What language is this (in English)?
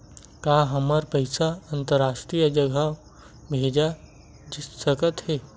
Chhattisgarhi